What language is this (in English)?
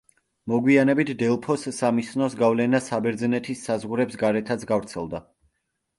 Georgian